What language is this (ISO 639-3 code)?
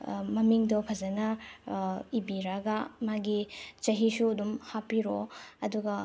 mni